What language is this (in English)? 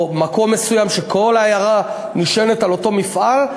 Hebrew